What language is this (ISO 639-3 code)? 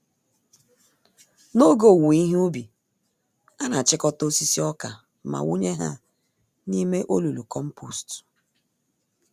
ibo